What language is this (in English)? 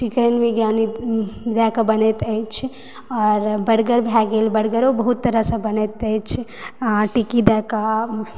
Maithili